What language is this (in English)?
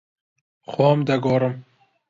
Central Kurdish